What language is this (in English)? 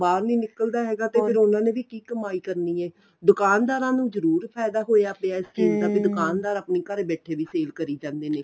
Punjabi